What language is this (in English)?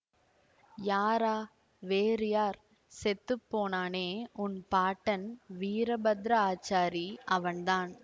Tamil